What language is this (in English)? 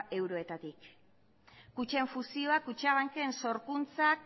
Basque